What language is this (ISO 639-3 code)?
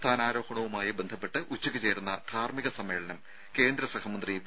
mal